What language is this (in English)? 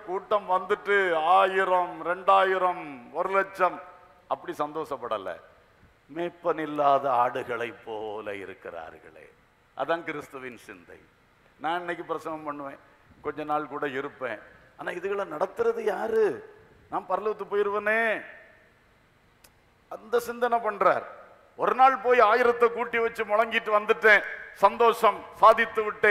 Thai